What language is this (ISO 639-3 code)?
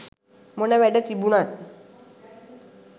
sin